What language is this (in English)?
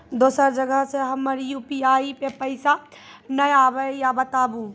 Maithili